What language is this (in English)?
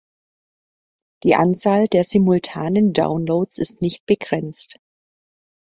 German